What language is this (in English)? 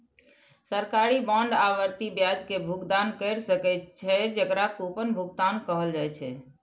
Maithili